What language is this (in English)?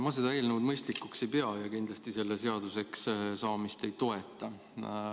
Estonian